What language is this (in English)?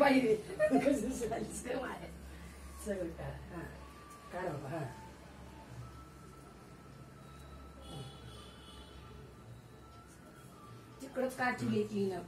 Spanish